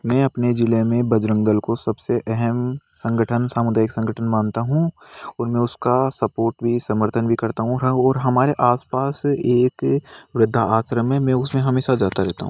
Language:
Hindi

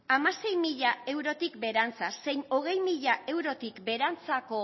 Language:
Basque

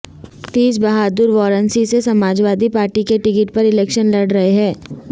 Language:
Urdu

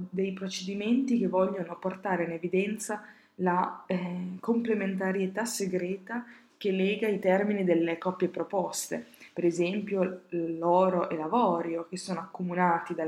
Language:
Italian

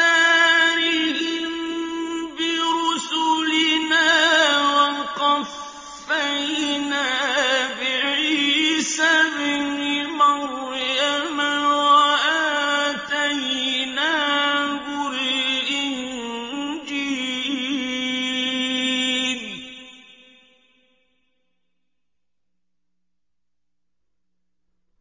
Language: Arabic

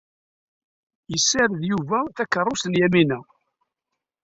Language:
Kabyle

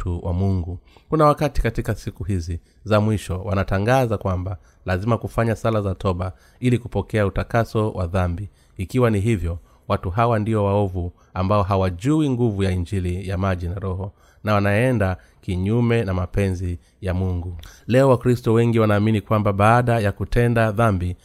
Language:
Swahili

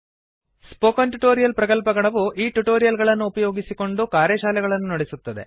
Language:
Kannada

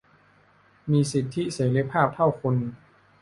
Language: Thai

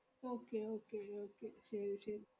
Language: Malayalam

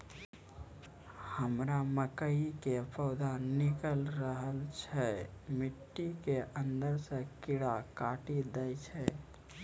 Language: Maithili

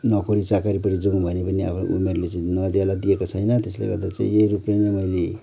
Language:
Nepali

